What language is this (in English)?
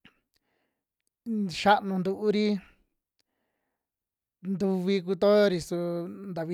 Western Juxtlahuaca Mixtec